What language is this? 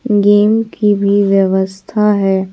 Hindi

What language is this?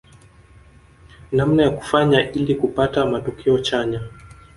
Swahili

